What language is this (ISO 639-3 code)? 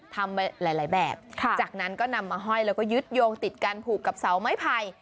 tha